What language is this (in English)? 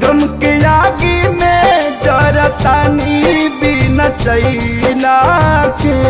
Hindi